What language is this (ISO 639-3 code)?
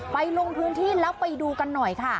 tha